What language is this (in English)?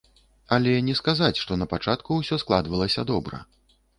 Belarusian